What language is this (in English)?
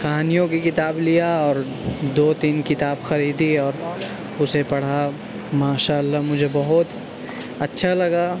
Urdu